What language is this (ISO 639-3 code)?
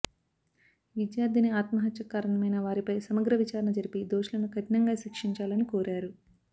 tel